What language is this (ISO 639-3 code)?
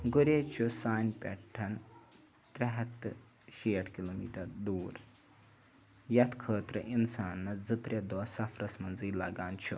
kas